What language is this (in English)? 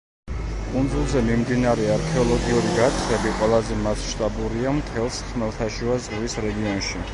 Georgian